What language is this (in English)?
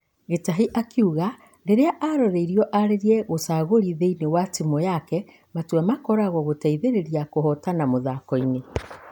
Kikuyu